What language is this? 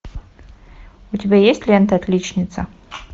Russian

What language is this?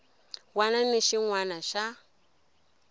Tsonga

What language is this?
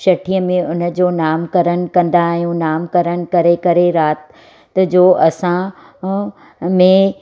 Sindhi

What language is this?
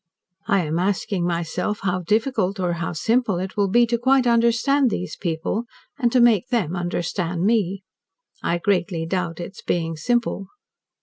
English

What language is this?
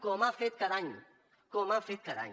Catalan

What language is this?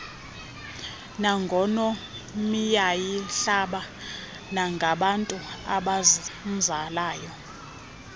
Xhosa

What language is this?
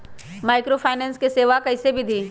Magahi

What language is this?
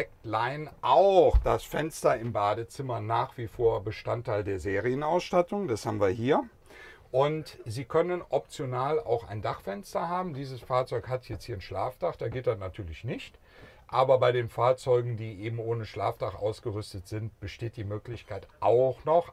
German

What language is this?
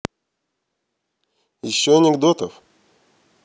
Russian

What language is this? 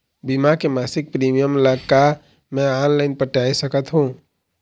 Chhattisgarhi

